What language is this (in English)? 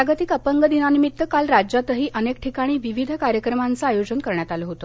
Marathi